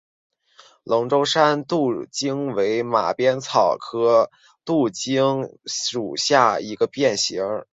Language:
Chinese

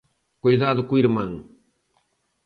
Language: Galician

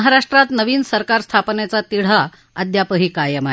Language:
Marathi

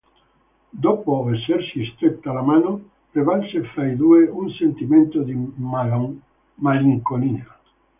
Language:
Italian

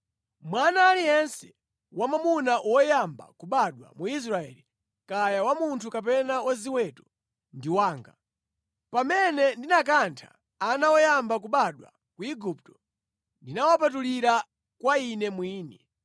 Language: Nyanja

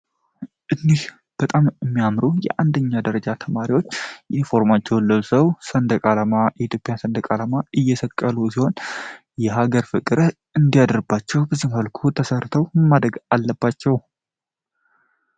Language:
Amharic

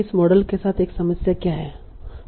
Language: Hindi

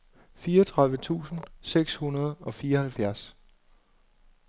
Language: Danish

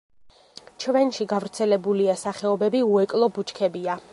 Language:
Georgian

